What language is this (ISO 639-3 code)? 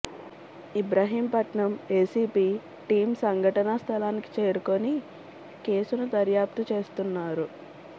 tel